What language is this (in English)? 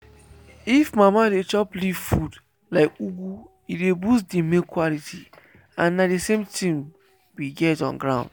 Nigerian Pidgin